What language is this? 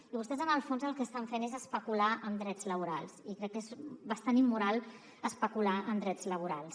Catalan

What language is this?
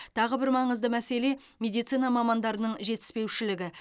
Kazakh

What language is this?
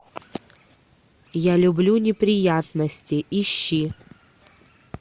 Russian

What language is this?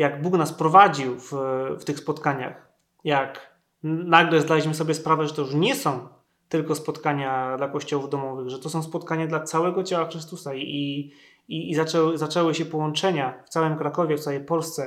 Polish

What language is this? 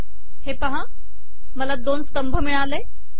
Marathi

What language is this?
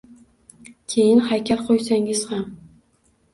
Uzbek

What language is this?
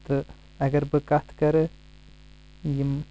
Kashmiri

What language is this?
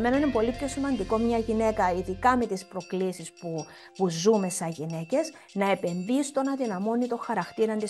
Greek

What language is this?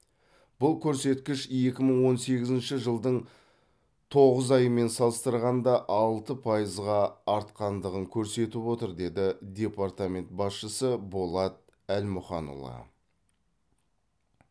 Kazakh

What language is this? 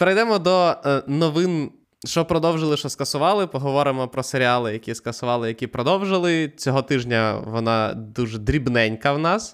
Ukrainian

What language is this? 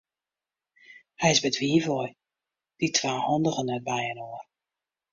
Western Frisian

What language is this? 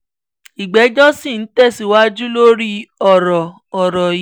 Yoruba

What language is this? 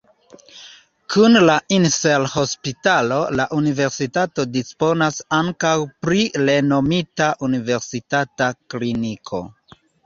Esperanto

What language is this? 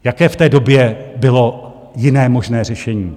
Czech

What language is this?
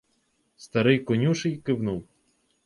Ukrainian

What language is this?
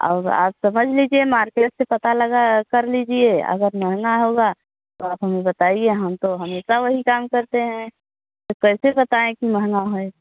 Hindi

